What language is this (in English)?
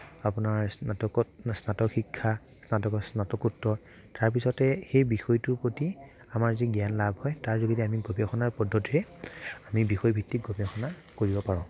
Assamese